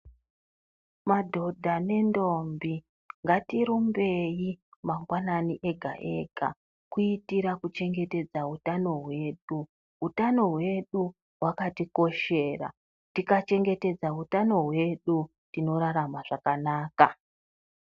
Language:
Ndau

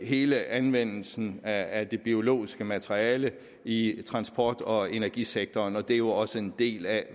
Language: Danish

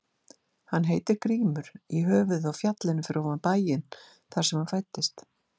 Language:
Icelandic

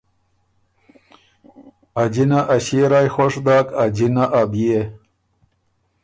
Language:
Ormuri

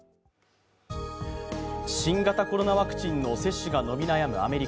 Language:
Japanese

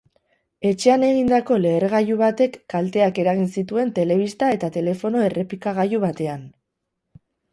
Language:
Basque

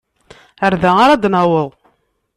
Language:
Kabyle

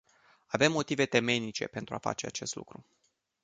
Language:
Romanian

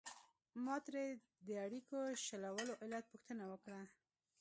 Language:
Pashto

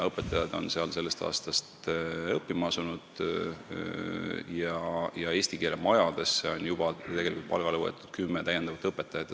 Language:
Estonian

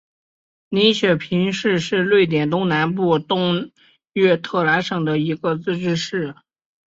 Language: Chinese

